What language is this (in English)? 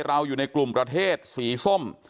Thai